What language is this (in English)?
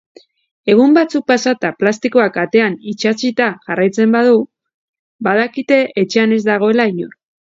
Basque